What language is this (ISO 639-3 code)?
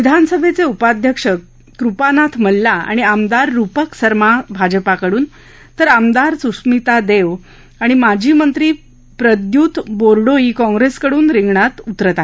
mar